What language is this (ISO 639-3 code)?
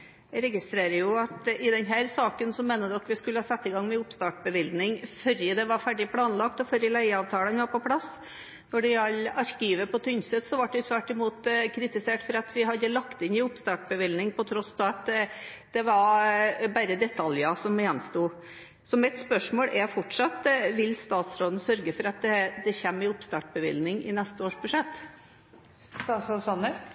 nor